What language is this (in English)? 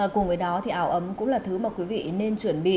Vietnamese